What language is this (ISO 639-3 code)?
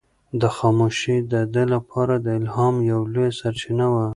pus